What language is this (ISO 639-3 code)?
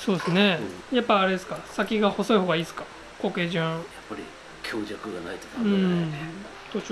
jpn